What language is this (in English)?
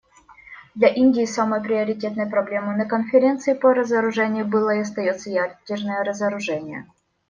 Russian